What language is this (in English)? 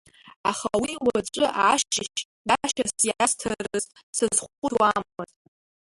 Abkhazian